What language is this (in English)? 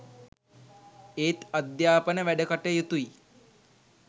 Sinhala